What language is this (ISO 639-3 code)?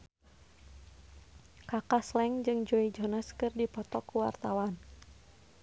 sun